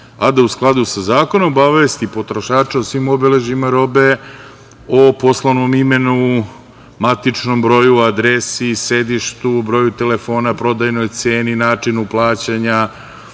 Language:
Serbian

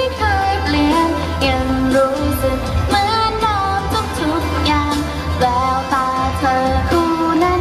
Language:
Thai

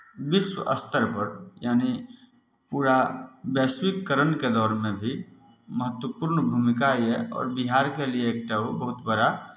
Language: Maithili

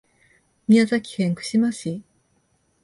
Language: Japanese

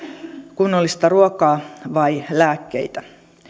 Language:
Finnish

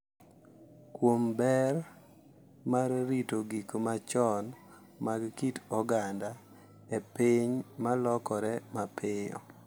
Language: Luo (Kenya and Tanzania)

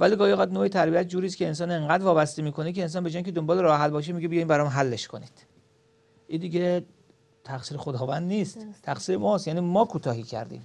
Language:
Persian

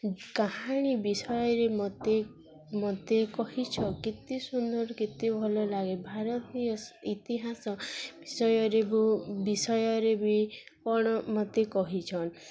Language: Odia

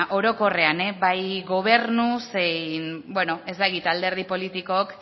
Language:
Basque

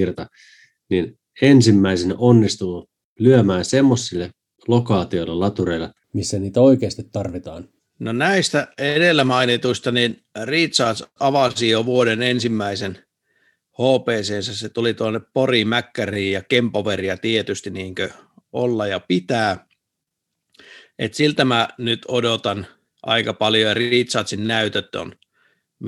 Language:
Finnish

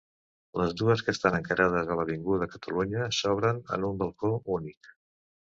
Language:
Catalan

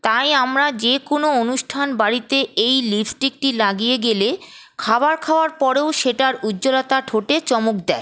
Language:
Bangla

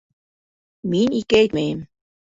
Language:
Bashkir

